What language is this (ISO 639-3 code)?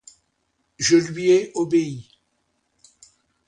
fra